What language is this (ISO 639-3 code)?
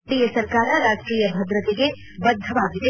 kan